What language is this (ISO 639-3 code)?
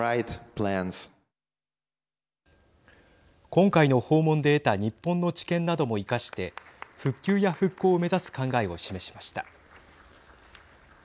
jpn